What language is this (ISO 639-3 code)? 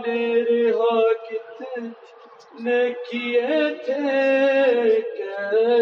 urd